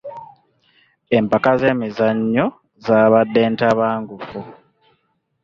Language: Ganda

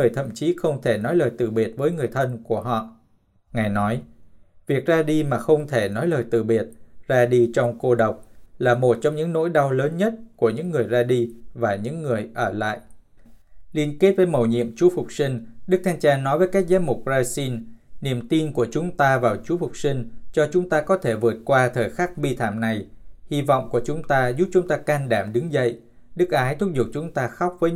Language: Vietnamese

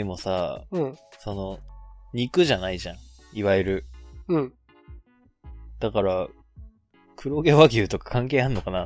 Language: Japanese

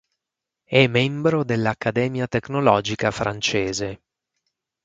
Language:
Italian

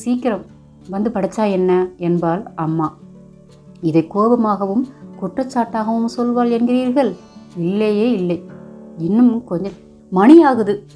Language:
Tamil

